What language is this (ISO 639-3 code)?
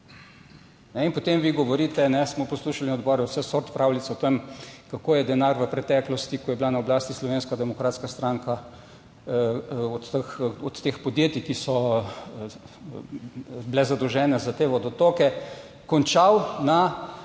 slv